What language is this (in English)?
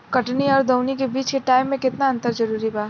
Bhojpuri